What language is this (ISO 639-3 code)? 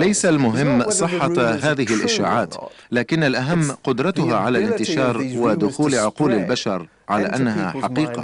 ara